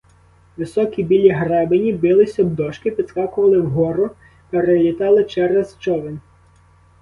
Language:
Ukrainian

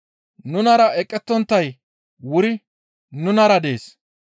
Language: Gamo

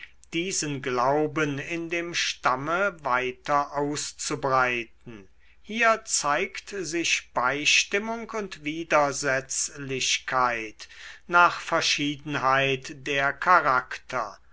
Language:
German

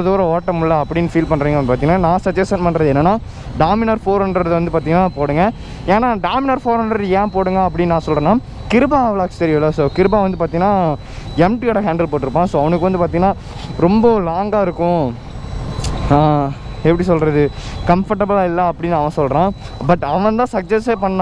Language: Romanian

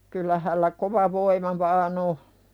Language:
Finnish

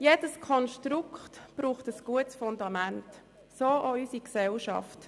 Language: Swiss German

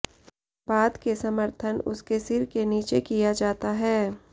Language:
Hindi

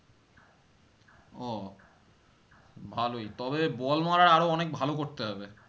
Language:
Bangla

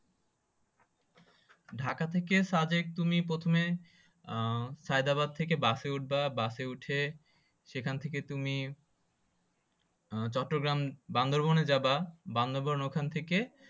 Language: Bangla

